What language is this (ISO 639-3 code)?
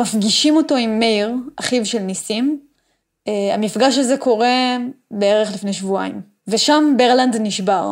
heb